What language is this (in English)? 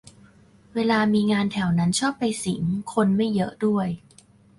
Thai